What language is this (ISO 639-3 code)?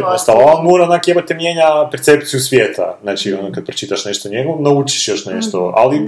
hrv